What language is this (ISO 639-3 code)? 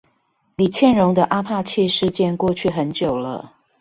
zho